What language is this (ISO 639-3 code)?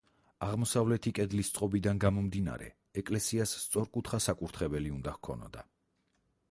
kat